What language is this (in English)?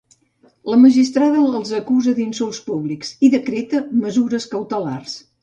Catalan